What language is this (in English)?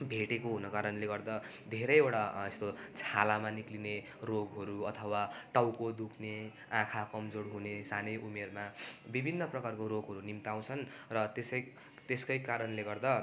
Nepali